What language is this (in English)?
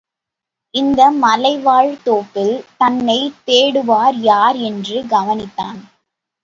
Tamil